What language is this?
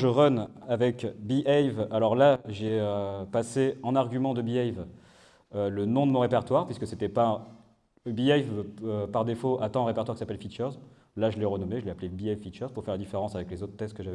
French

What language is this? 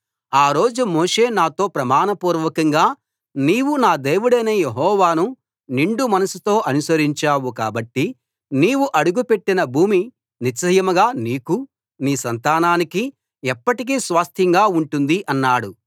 Telugu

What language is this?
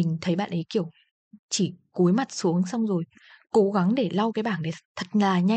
Vietnamese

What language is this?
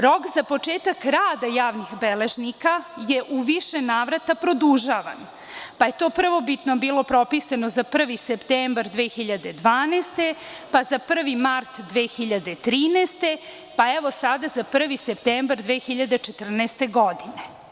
Serbian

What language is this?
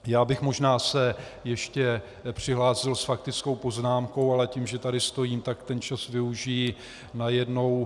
Czech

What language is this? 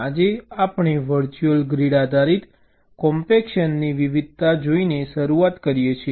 Gujarati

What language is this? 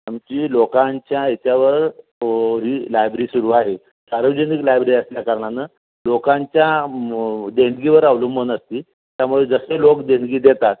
Marathi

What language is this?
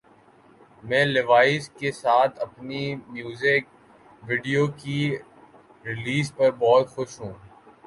Urdu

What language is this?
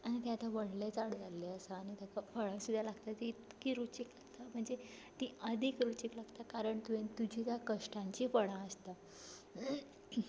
Konkani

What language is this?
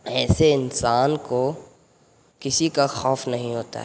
Urdu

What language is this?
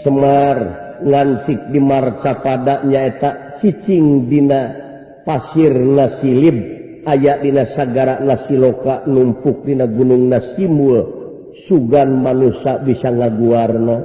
Indonesian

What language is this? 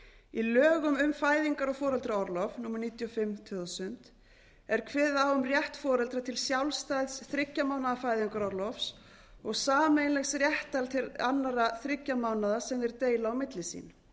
Icelandic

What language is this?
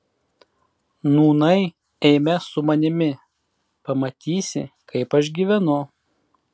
Lithuanian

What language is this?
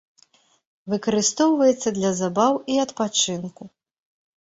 Belarusian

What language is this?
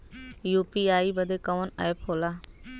Bhojpuri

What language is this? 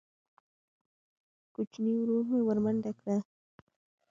Pashto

